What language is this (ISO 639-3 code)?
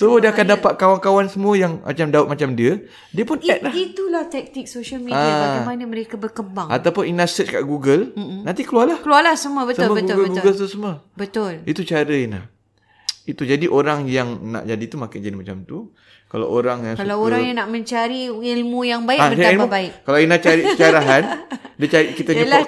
msa